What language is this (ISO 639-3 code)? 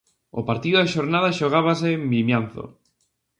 glg